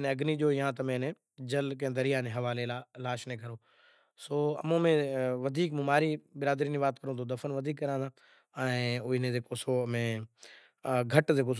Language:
Kachi Koli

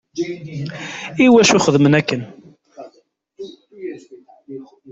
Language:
Kabyle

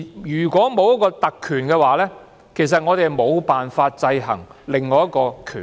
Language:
Cantonese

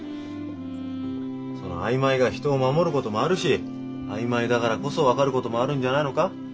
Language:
Japanese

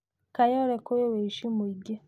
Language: Kikuyu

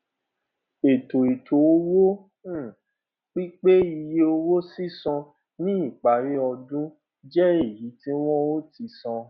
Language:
Yoruba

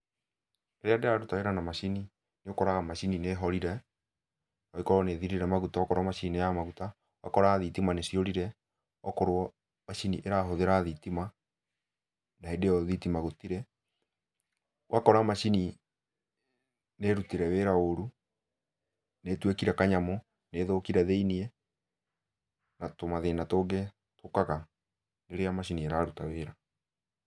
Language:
Kikuyu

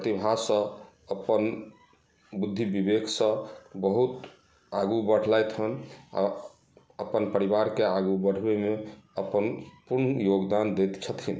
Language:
Maithili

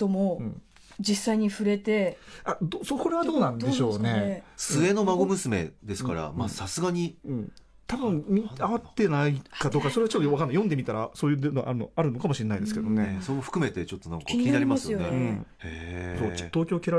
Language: Japanese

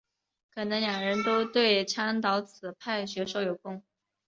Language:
Chinese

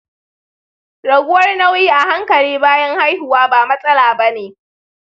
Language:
Hausa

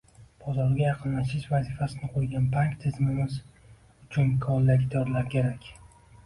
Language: Uzbek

